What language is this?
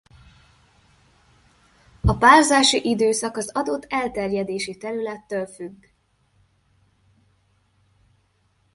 Hungarian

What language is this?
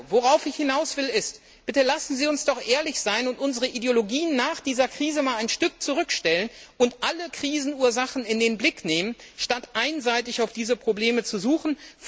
German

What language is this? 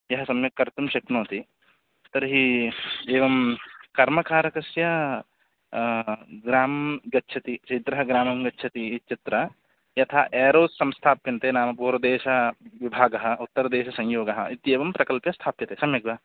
Sanskrit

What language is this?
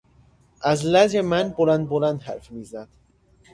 Persian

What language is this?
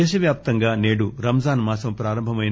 Telugu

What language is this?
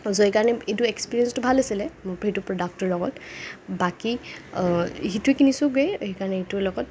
Assamese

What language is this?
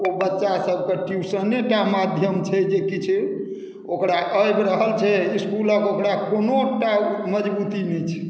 Maithili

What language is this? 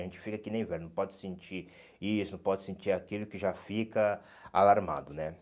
Portuguese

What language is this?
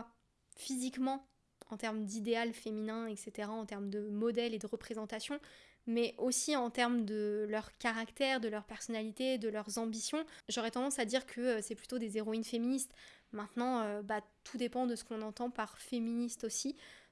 French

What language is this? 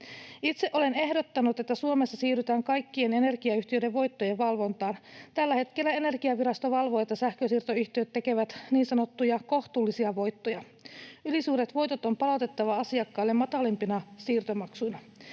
Finnish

